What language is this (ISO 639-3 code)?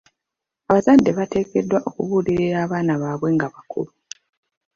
lug